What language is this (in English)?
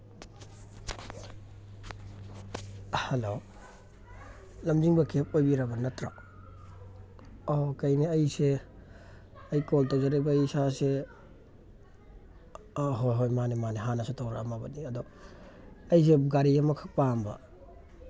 Manipuri